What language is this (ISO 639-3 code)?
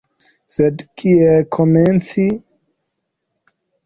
epo